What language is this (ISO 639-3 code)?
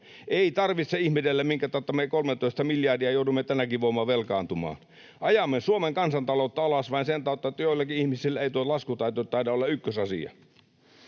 fin